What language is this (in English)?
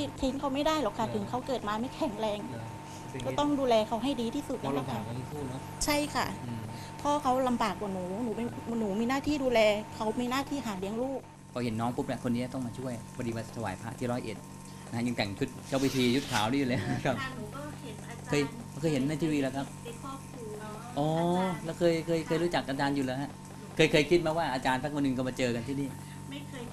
Thai